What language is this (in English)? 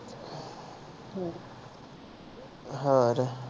Punjabi